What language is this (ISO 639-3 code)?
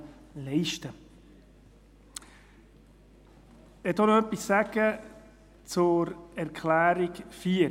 gsw